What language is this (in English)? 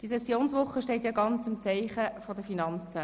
Swiss German